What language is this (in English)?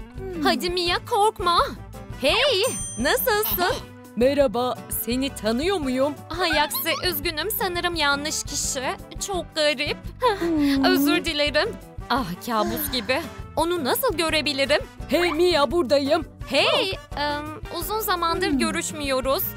Turkish